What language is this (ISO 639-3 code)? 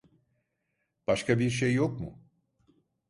tur